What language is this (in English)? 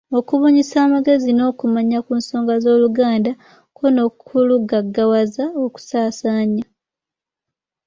Ganda